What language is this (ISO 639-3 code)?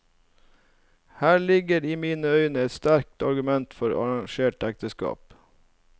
nor